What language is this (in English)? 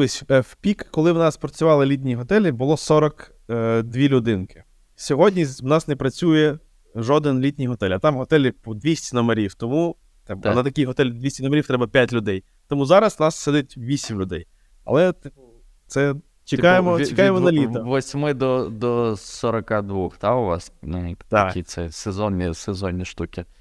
Ukrainian